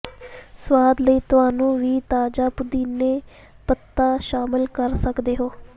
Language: Punjabi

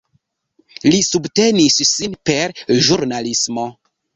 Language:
Esperanto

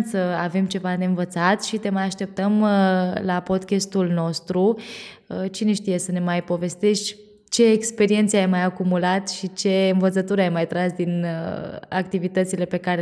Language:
Romanian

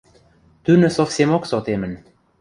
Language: Western Mari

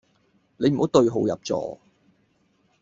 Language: Cantonese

